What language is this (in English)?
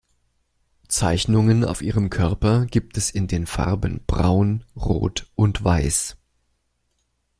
German